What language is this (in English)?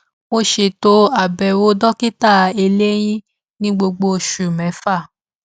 Yoruba